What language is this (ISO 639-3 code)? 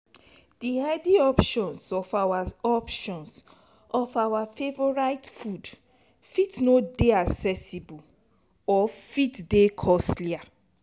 pcm